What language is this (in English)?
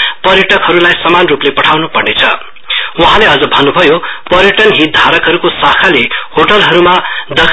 Nepali